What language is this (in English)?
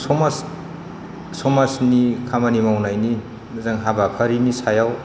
Bodo